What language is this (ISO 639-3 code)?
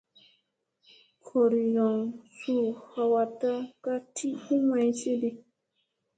mse